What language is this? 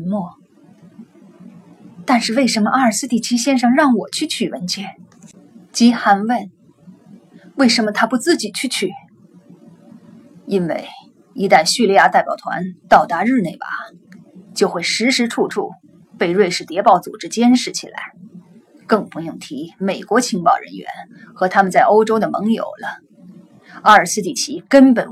Chinese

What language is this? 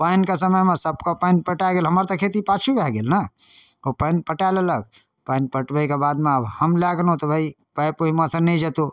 Maithili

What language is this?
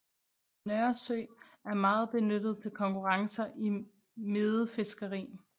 Danish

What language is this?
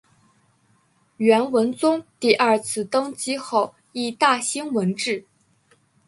Chinese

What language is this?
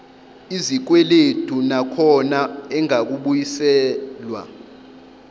Zulu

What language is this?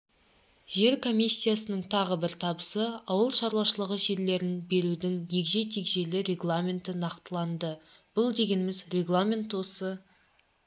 Kazakh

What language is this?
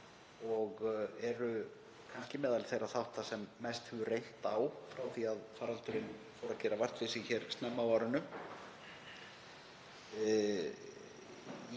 Icelandic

